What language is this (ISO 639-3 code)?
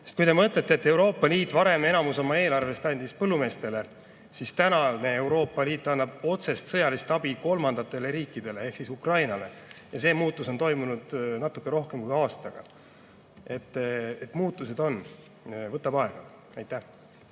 est